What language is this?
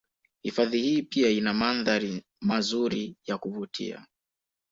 Swahili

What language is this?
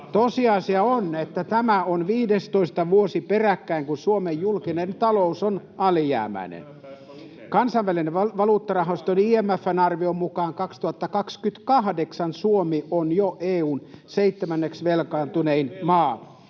Finnish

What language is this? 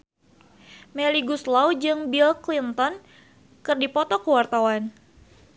Sundanese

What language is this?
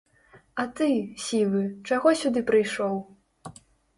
Belarusian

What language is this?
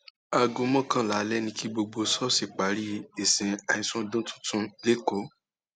Yoruba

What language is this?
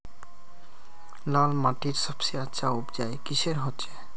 Magahi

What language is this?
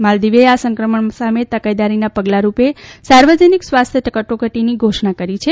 Gujarati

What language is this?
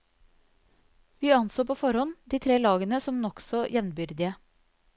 Norwegian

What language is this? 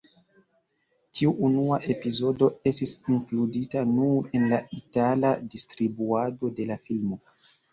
Esperanto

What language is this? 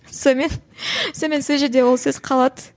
Kazakh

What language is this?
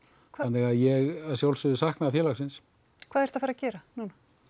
Icelandic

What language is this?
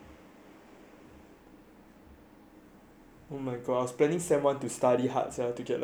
English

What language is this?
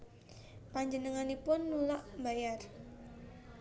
Javanese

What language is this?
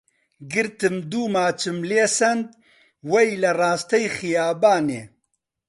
Central Kurdish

